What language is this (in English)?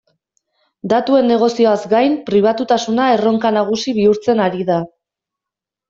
Basque